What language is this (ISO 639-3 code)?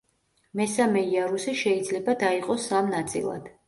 kat